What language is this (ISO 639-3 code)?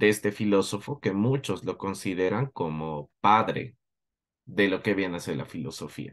spa